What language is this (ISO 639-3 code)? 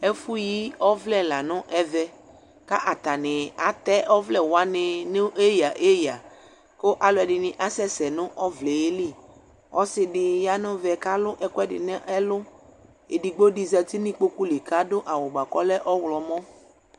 kpo